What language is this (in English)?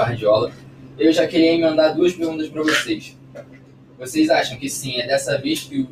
Portuguese